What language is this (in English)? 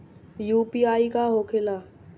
Bhojpuri